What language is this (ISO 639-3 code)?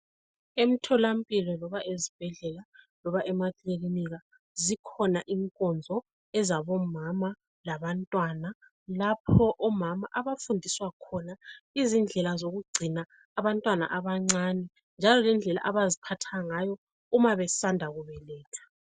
nde